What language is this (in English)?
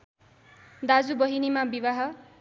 Nepali